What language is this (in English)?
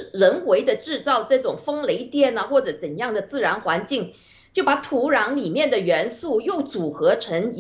Chinese